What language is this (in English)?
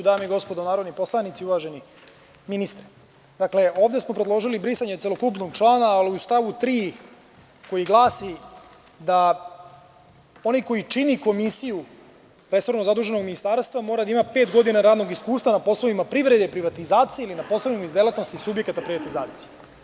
Serbian